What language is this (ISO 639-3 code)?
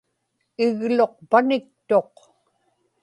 ipk